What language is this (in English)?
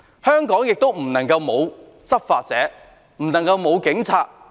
Cantonese